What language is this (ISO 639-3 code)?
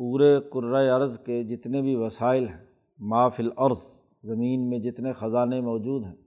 urd